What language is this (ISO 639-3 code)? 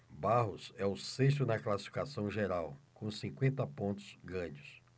por